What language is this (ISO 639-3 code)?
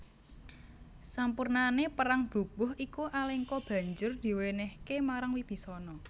jav